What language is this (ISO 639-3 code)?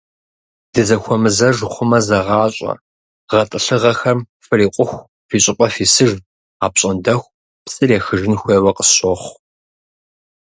kbd